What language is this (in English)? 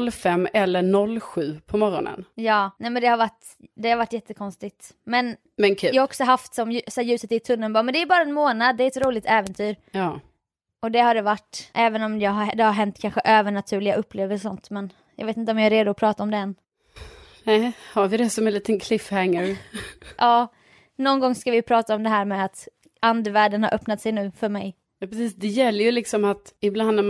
Swedish